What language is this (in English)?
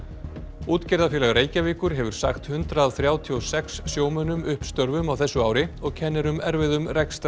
Icelandic